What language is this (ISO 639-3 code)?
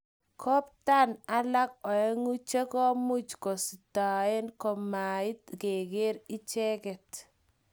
kln